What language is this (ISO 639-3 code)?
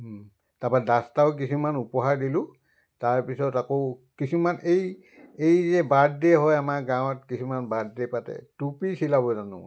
asm